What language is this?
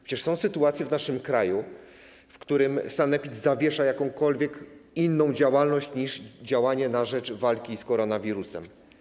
Polish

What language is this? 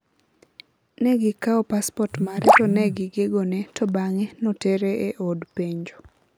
Luo (Kenya and Tanzania)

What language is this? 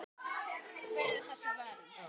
Icelandic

